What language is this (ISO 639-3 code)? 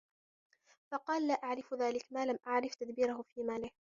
ara